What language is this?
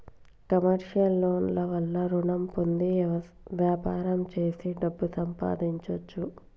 Telugu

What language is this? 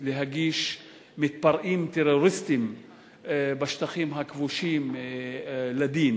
Hebrew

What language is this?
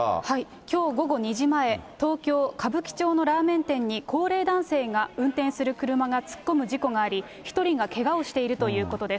Japanese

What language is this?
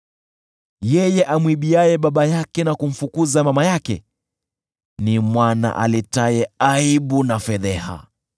Swahili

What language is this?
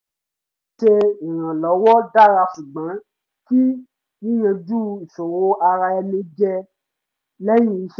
Yoruba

